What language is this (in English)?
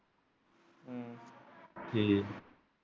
Punjabi